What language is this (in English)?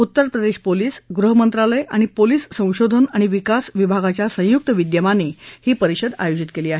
Marathi